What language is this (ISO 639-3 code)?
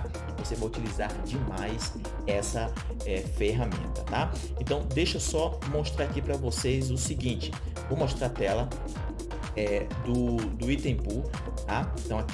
por